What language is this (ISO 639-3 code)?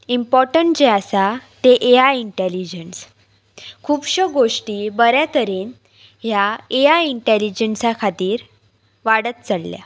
kok